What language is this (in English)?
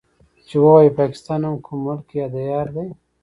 Pashto